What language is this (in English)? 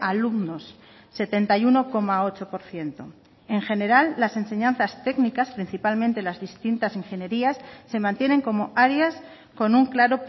Spanish